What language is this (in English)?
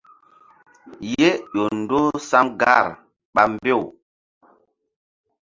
Mbum